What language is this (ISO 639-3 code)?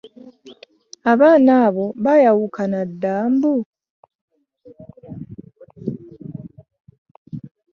lug